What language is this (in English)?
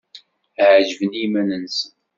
Kabyle